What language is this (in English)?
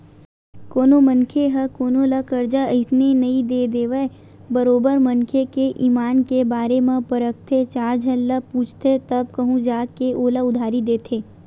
Chhattisgarhi